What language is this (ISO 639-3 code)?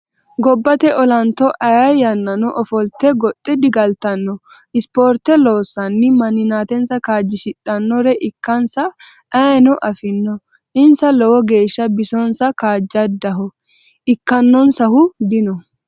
sid